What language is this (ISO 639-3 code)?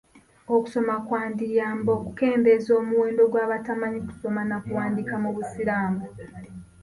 lug